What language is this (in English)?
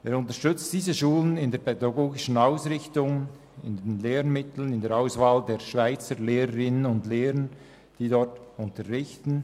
Swiss German